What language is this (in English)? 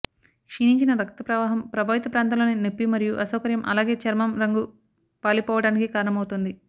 Telugu